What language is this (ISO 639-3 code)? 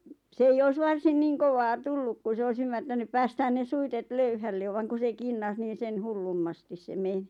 fin